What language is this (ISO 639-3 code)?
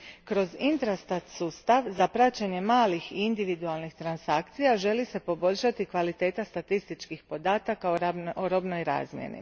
hrv